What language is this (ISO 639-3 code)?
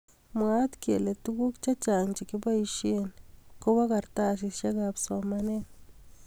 kln